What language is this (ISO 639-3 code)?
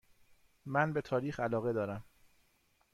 fas